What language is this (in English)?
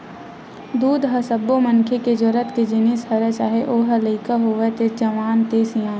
Chhattisgarhi